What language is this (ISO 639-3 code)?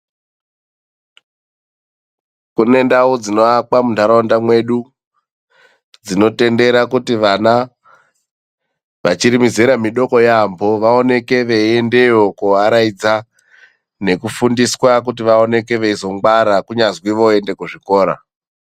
ndc